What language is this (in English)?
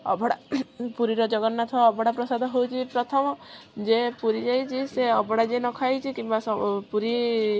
Odia